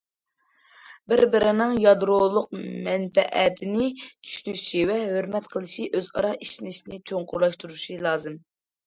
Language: Uyghur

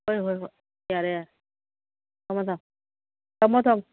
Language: Manipuri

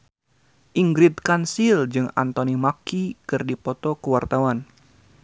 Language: Sundanese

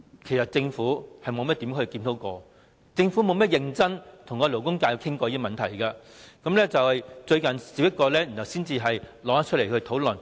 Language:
Cantonese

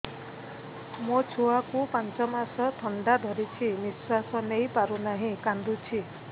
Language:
Odia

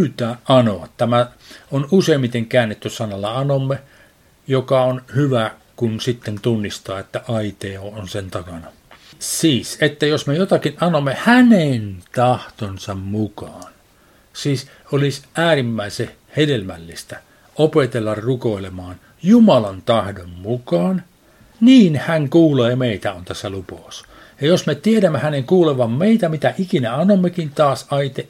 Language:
Finnish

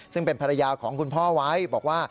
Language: Thai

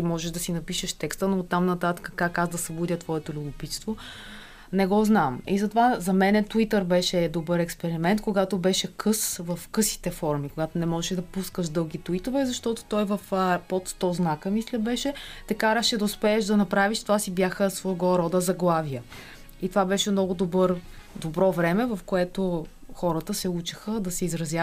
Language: Bulgarian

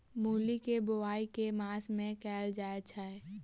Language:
Maithili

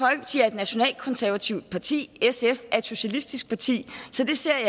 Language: Danish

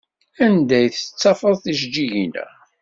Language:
Kabyle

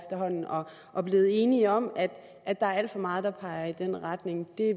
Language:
Danish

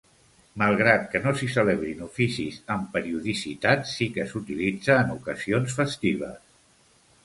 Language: Catalan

